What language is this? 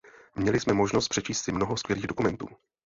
Czech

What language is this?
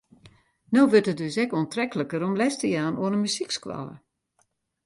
Western Frisian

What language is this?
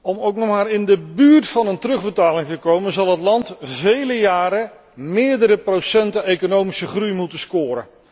Dutch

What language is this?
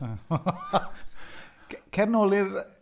Welsh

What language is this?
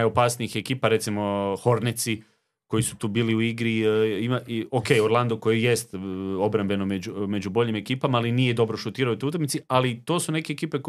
Croatian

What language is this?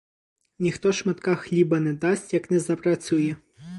Ukrainian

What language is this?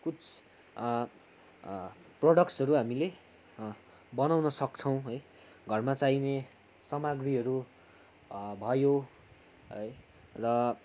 Nepali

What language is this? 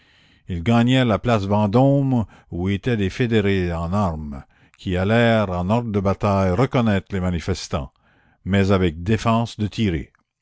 French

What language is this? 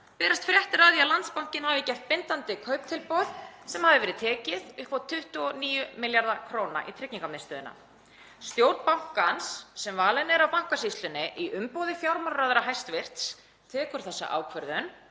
Icelandic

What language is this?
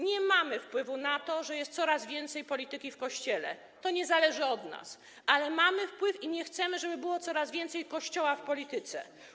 Polish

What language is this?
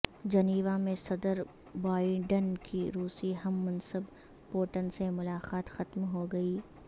Urdu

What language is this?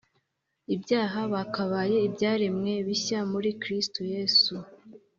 Kinyarwanda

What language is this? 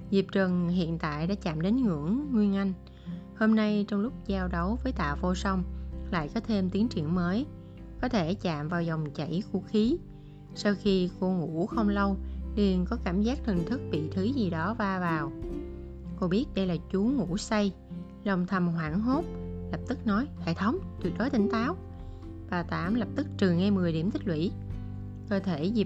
Vietnamese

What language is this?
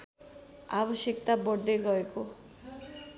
Nepali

